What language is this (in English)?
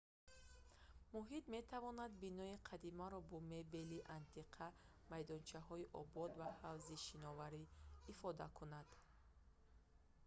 Tajik